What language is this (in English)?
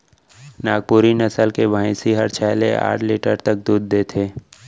Chhattisgarhi